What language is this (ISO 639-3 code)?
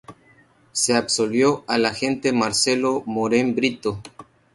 spa